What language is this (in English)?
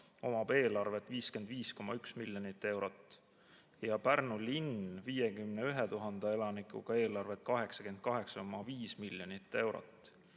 Estonian